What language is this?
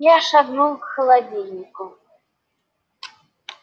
Russian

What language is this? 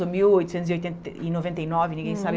Portuguese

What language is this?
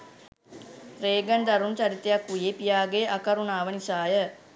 Sinhala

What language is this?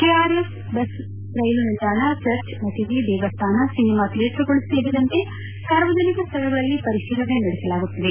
Kannada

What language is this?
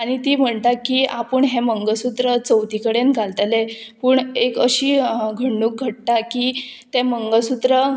Konkani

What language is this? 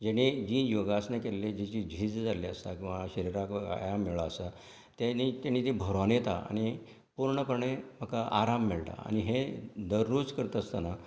Konkani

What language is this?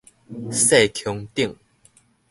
Min Nan Chinese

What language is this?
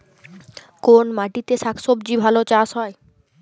Bangla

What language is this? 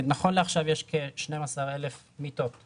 Hebrew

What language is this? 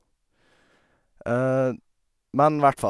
Norwegian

